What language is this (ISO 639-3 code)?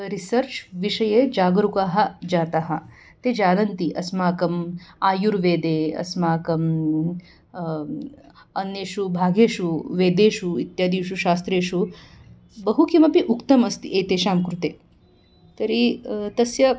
san